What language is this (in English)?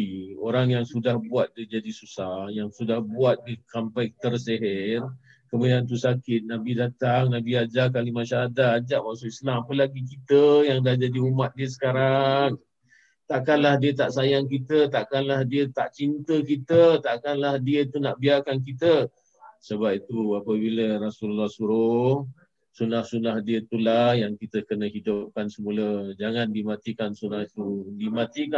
Malay